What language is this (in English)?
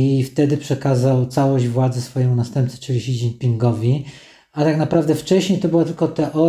Polish